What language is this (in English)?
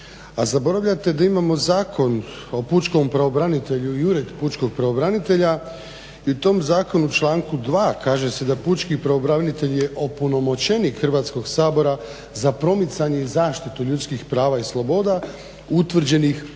Croatian